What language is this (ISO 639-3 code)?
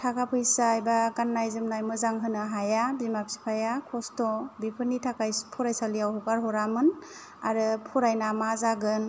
brx